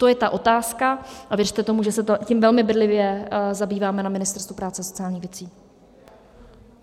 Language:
Czech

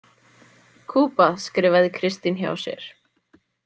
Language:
Icelandic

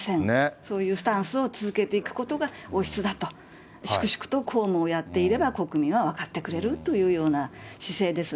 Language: Japanese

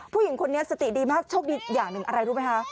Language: Thai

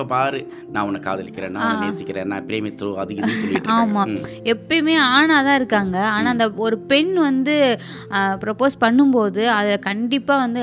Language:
Tamil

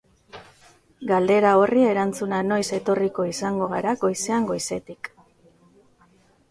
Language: Basque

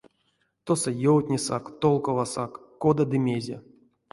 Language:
Erzya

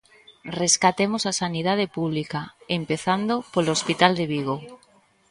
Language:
Galician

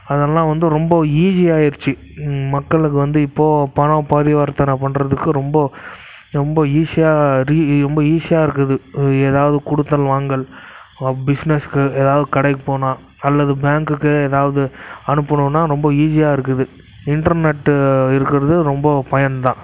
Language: Tamil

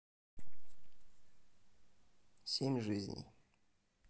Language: Russian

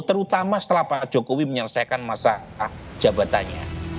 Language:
Indonesian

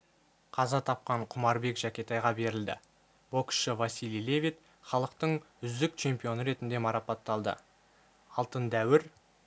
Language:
Kazakh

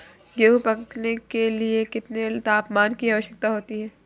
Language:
Hindi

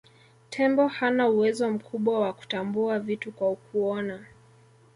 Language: Swahili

